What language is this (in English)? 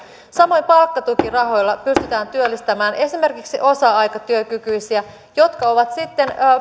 Finnish